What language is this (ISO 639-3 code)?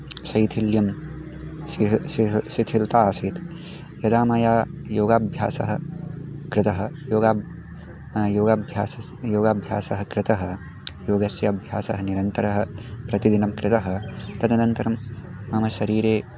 san